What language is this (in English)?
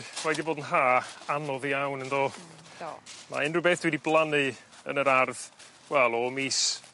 Welsh